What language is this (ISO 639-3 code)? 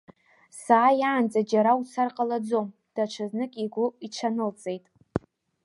abk